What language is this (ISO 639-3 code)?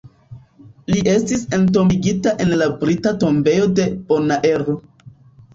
epo